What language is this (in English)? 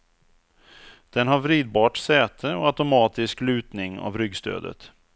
Swedish